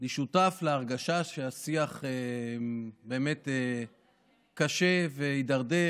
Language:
Hebrew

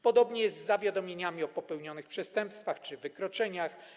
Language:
Polish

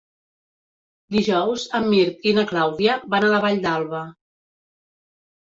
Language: Catalan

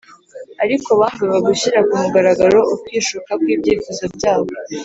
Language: Kinyarwanda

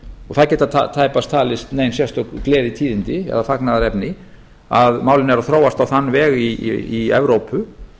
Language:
Icelandic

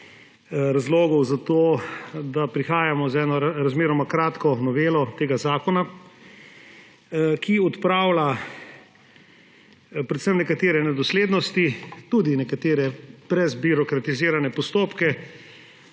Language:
Slovenian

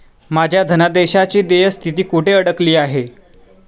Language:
Marathi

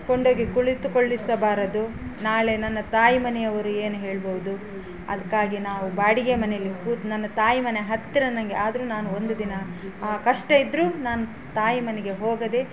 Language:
Kannada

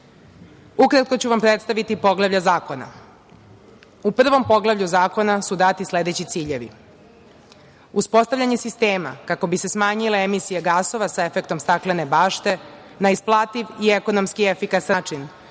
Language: Serbian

